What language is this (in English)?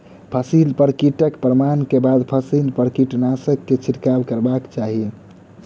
Maithili